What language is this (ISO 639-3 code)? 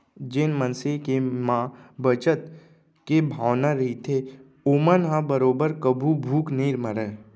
hne